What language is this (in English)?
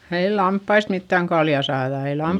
Finnish